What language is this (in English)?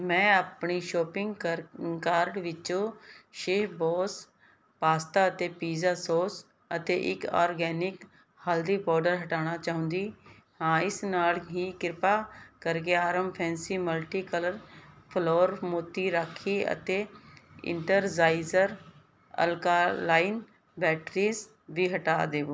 Punjabi